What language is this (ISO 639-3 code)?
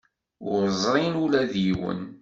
kab